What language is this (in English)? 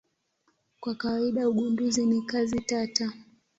Swahili